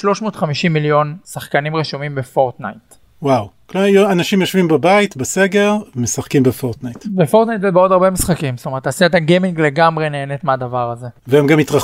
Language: Hebrew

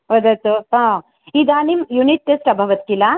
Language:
Sanskrit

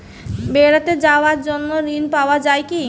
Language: Bangla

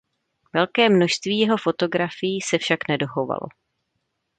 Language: Czech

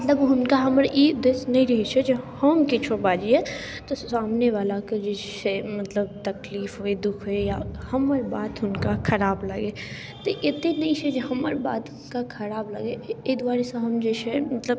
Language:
Maithili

